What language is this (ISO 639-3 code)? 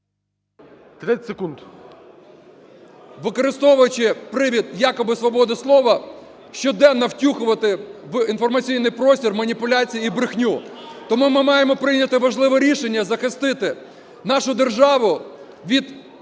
ukr